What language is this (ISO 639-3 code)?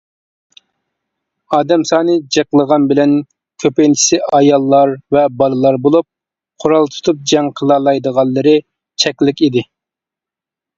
uig